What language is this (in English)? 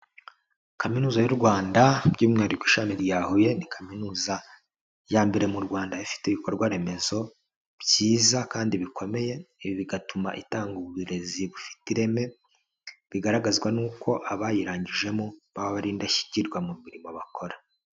Kinyarwanda